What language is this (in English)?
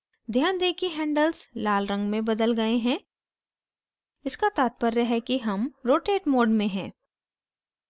Hindi